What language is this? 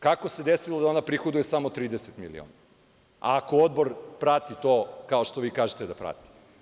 Serbian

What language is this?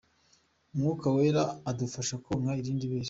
Kinyarwanda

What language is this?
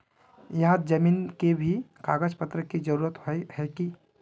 Magahi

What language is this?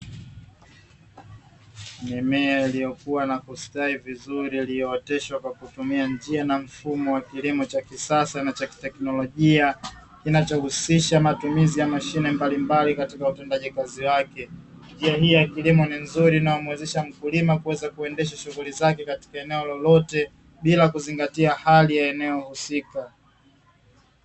Swahili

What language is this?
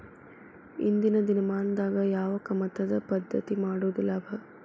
Kannada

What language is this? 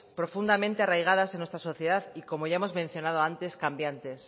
Spanish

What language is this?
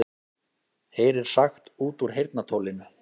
Icelandic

